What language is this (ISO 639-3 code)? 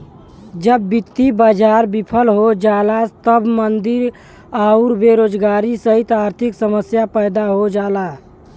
bho